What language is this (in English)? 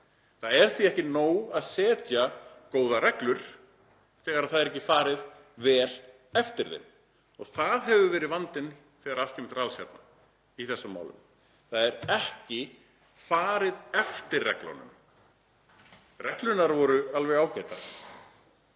Icelandic